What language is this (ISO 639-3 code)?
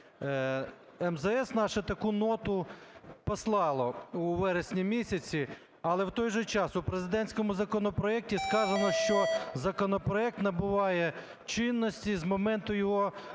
ukr